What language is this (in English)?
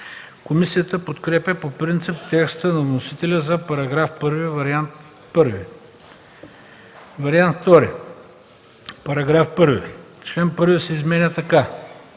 Bulgarian